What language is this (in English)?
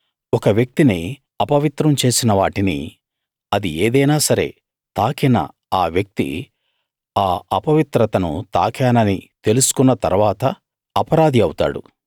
Telugu